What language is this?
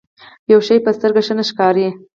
Pashto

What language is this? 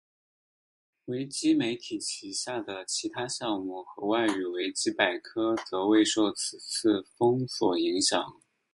Chinese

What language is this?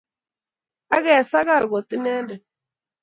Kalenjin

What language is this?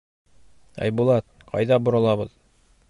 Bashkir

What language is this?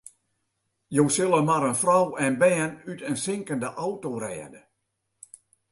Western Frisian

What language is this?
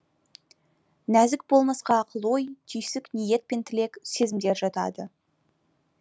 Kazakh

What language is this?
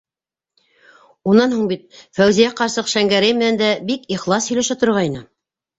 Bashkir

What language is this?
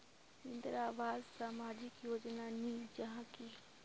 Magahi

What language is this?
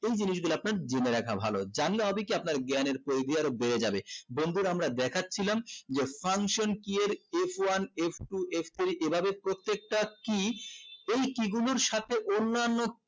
Bangla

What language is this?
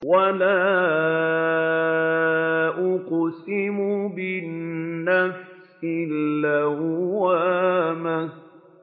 Arabic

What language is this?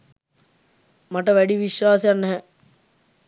Sinhala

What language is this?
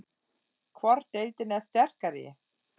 Icelandic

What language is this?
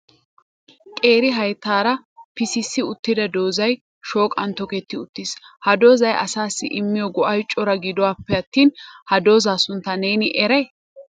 Wolaytta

